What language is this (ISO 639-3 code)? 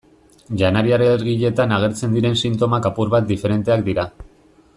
eus